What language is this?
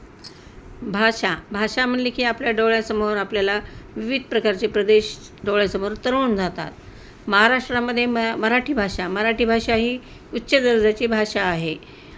Marathi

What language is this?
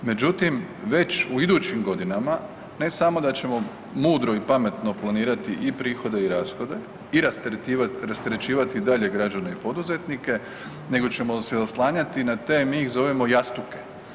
Croatian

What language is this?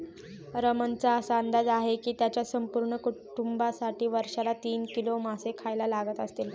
Marathi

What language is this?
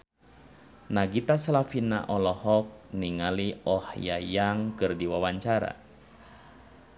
Sundanese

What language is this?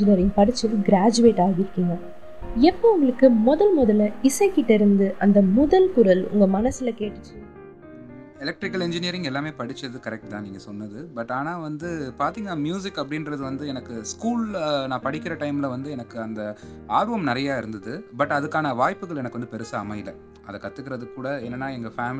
Tamil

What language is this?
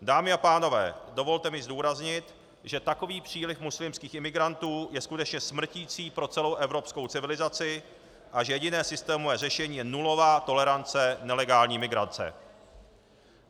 Czech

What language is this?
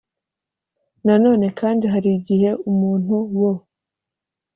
Kinyarwanda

